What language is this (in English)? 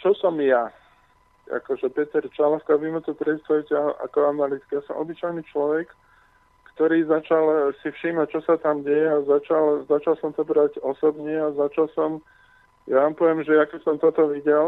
Slovak